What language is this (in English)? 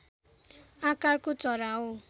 Nepali